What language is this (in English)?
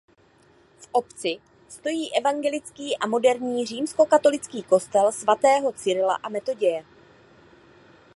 Czech